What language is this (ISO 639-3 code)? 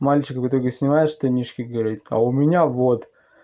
rus